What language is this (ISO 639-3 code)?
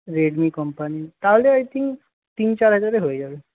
ben